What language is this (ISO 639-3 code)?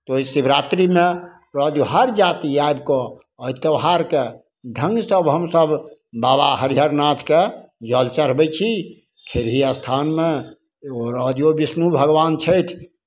mai